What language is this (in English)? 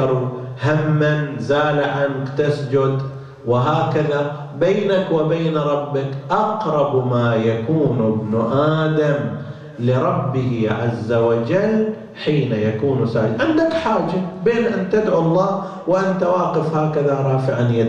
Arabic